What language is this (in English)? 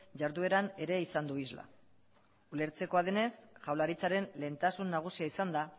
Basque